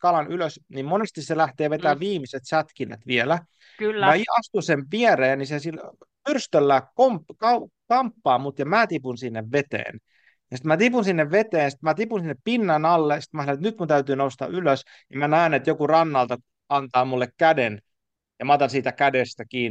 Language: Finnish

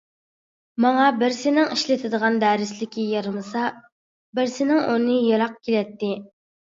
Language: Uyghur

